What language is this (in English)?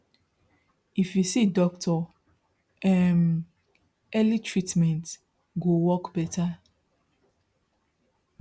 Nigerian Pidgin